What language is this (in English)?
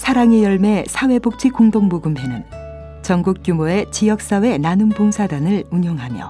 Korean